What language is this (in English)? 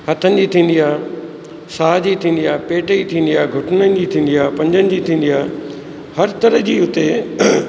Sindhi